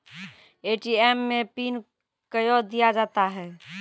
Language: Maithili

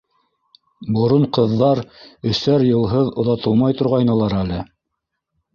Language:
Bashkir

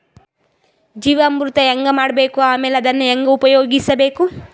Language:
Kannada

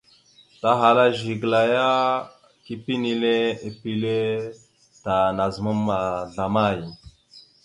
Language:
Mada (Cameroon)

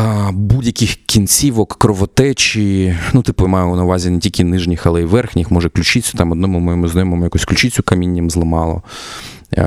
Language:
Ukrainian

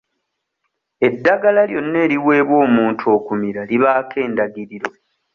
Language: Ganda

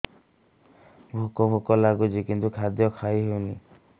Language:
Odia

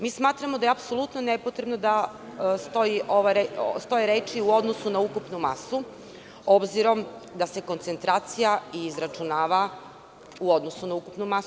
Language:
Serbian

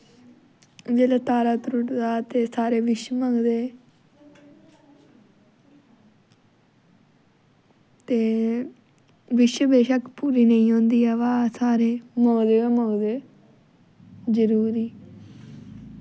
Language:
Dogri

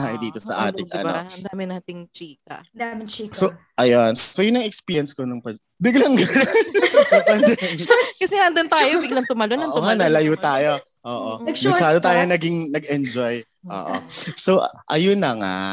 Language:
Filipino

